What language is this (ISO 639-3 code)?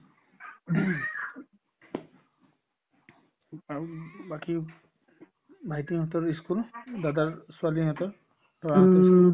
asm